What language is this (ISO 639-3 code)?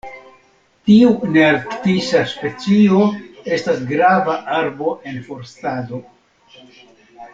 epo